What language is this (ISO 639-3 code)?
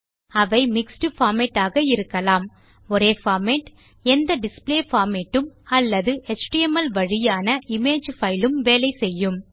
tam